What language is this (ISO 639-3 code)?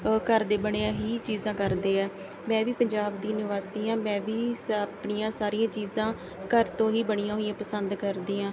pan